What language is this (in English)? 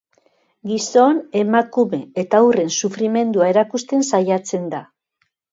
Basque